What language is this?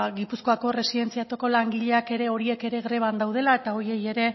Basque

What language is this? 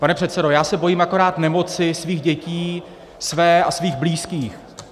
Czech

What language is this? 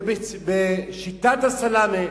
Hebrew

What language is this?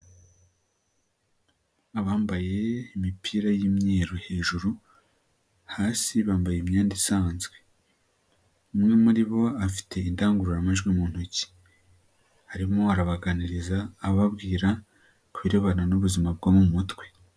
Kinyarwanda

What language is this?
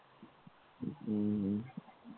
Gujarati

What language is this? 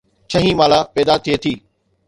Sindhi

